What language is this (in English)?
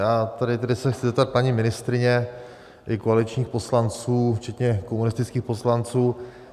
Czech